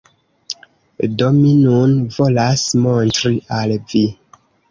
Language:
Esperanto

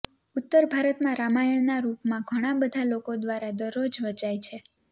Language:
Gujarati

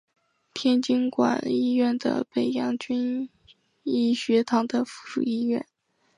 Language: Chinese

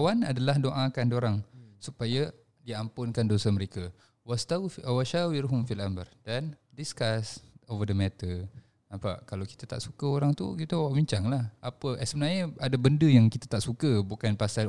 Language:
Malay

